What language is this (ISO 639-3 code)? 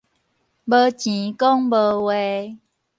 nan